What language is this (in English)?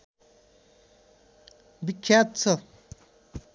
Nepali